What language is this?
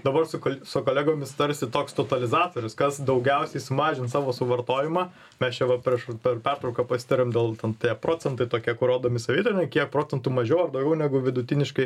Lithuanian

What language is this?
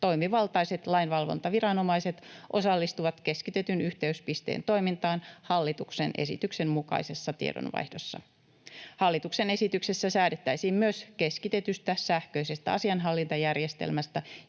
Finnish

